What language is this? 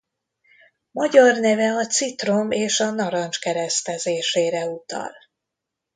Hungarian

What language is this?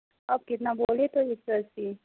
Urdu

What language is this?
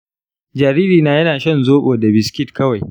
Hausa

